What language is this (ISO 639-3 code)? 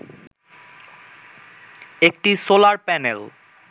ben